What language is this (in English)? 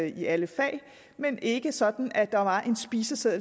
Danish